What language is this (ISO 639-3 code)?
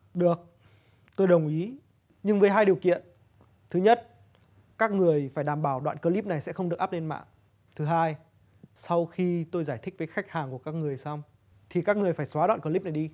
vie